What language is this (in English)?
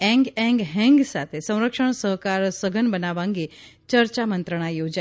Gujarati